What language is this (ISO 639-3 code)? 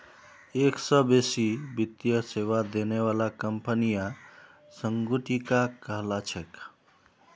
mag